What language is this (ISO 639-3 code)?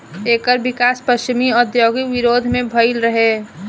bho